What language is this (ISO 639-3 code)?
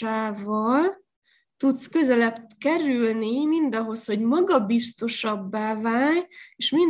hun